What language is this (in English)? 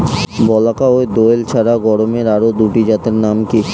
Bangla